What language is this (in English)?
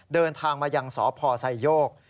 Thai